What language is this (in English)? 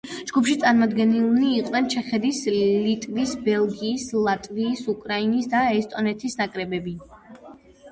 Georgian